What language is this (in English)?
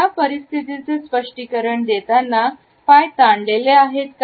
Marathi